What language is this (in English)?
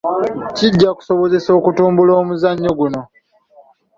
Ganda